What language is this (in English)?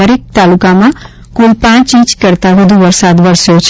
Gujarati